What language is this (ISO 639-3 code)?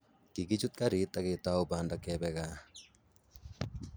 kln